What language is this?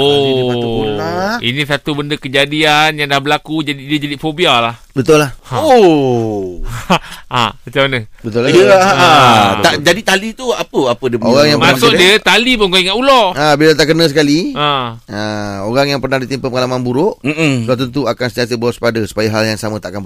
Malay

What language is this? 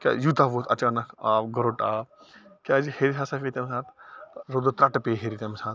Kashmiri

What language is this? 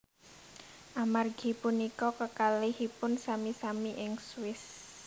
Javanese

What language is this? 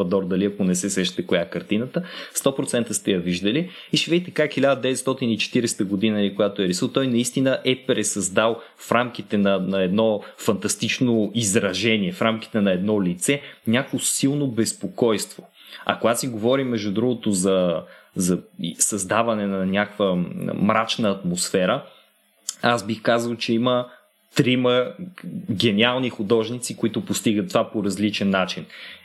Bulgarian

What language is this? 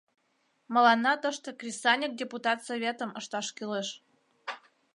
Mari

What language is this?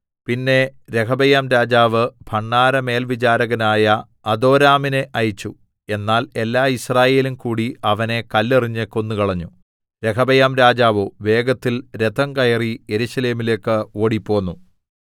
Malayalam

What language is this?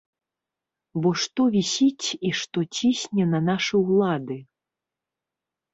Belarusian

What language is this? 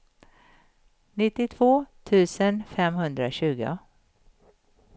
Swedish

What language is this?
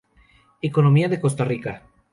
Spanish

